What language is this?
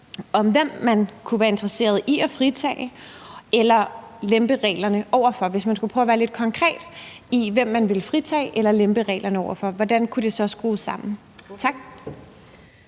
Danish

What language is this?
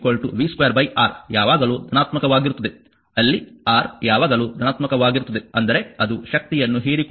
Kannada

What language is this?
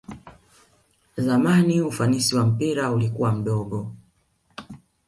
Swahili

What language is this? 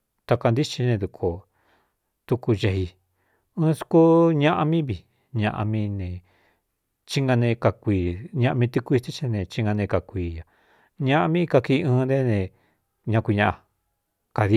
Cuyamecalco Mixtec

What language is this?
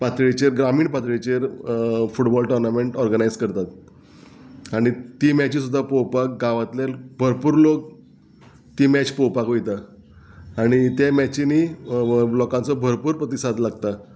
Konkani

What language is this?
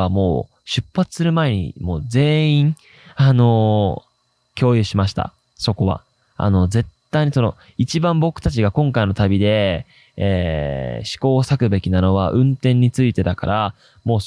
Japanese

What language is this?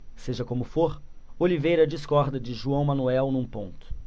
Portuguese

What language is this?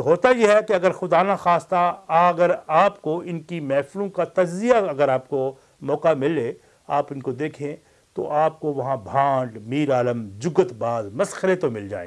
Urdu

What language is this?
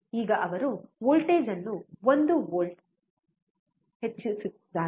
Kannada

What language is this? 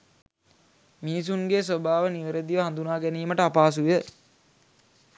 Sinhala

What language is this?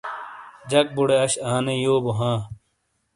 Shina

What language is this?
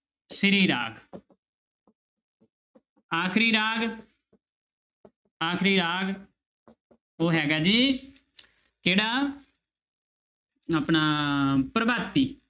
Punjabi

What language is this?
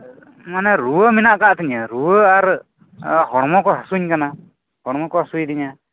Santali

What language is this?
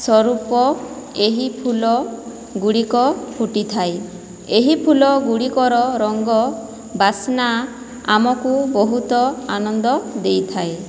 Odia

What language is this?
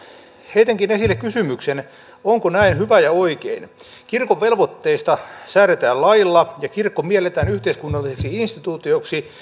Finnish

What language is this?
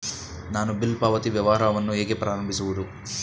Kannada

